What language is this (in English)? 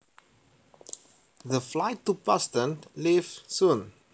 Javanese